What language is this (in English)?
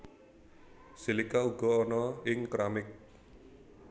Javanese